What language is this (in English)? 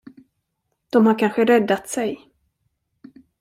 Swedish